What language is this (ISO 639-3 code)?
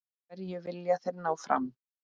isl